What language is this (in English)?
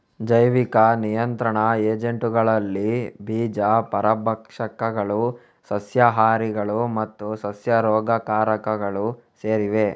Kannada